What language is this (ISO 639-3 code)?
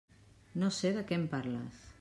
cat